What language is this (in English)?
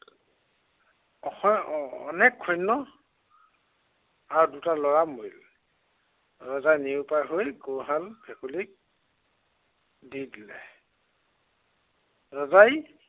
Assamese